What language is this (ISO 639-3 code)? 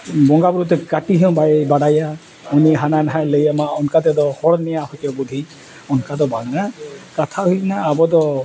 sat